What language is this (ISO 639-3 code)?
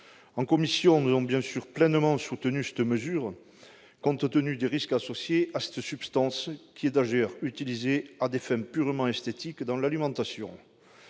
fra